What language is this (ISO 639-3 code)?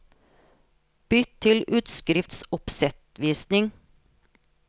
nor